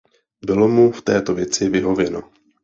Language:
Czech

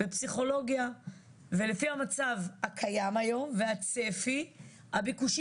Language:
Hebrew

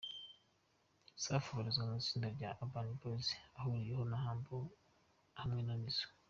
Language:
Kinyarwanda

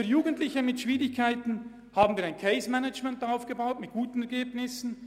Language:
Swiss German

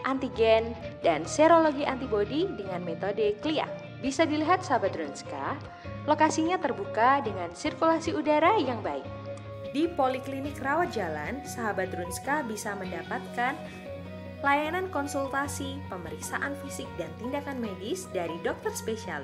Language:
Indonesian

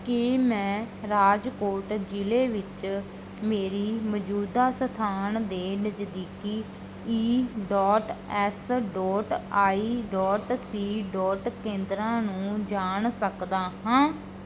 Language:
Punjabi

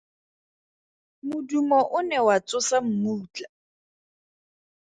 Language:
Tswana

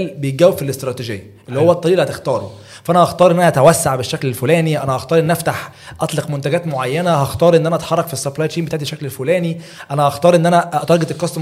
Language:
Arabic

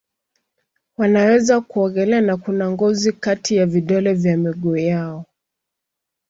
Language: Swahili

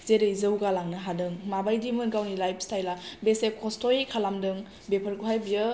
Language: Bodo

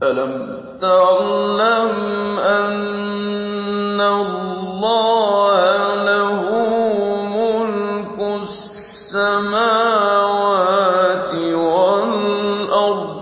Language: Arabic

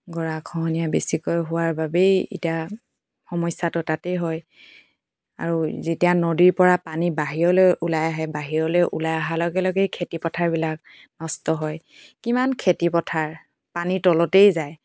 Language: Assamese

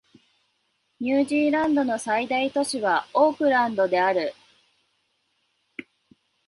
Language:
Japanese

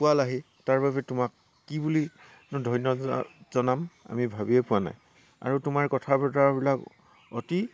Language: Assamese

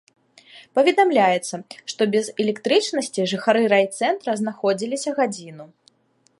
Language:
Belarusian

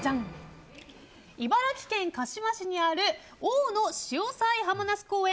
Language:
Japanese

